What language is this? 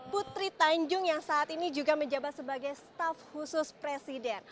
Indonesian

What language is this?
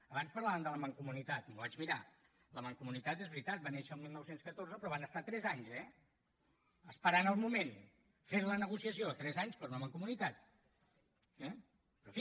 Catalan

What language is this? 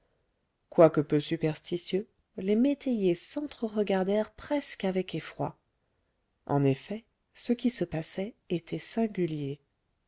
French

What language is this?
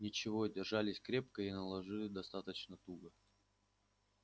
Russian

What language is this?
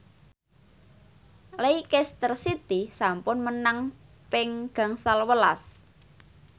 Javanese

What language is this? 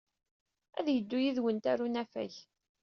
Kabyle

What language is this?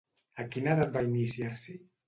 Catalan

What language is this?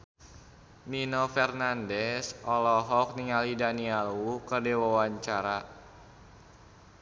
Sundanese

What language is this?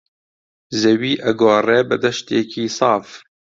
Central Kurdish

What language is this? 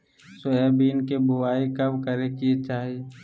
Magahi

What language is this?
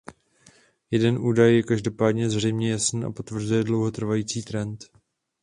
Czech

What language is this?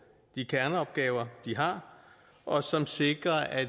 Danish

